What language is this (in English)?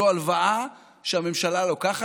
Hebrew